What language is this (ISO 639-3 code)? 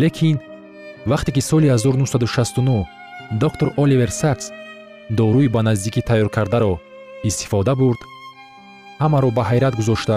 fas